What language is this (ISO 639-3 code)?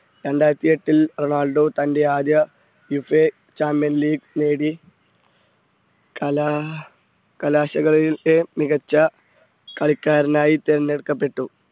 mal